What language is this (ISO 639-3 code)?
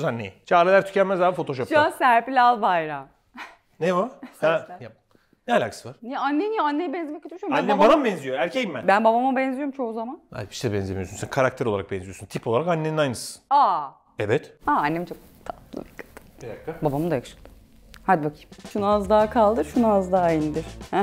tur